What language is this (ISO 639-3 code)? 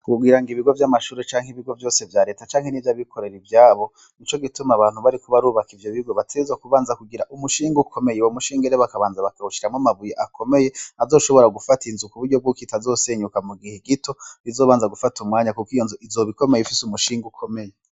run